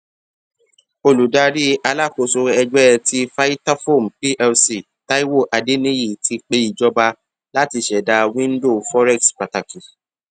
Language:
Yoruba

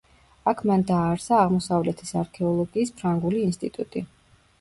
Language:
Georgian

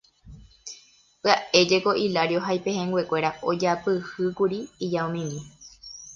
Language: Guarani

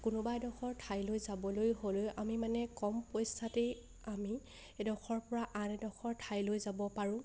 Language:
Assamese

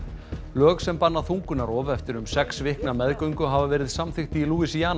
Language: Icelandic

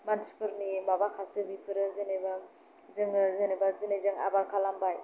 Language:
Bodo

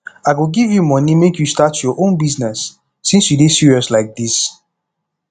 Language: Nigerian Pidgin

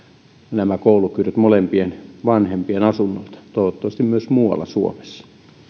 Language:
Finnish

